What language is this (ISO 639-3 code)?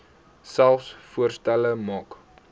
afr